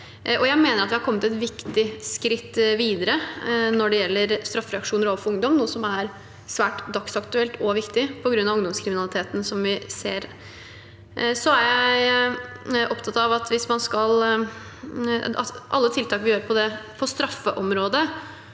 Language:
Norwegian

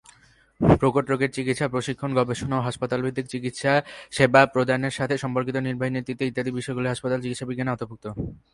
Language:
Bangla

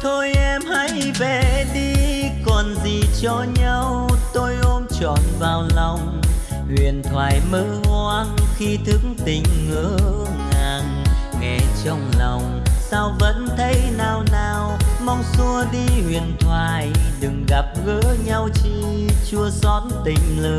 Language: Vietnamese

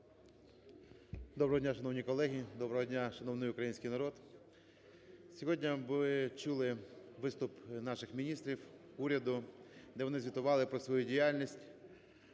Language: Ukrainian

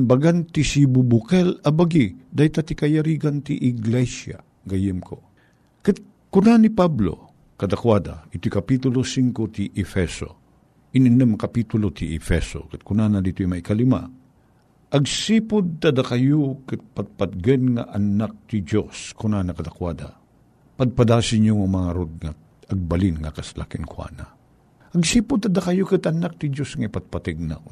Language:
Filipino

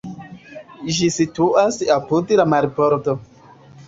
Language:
Esperanto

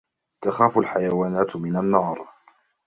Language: Arabic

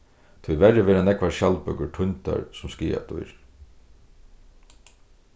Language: Faroese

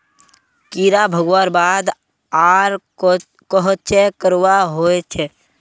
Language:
Magahi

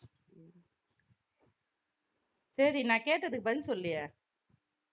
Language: Tamil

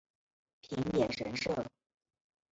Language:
Chinese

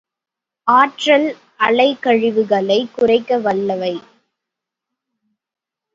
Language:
Tamil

